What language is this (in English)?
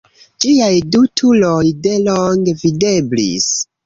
Esperanto